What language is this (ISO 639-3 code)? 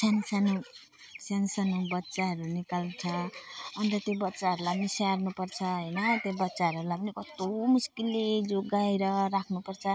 nep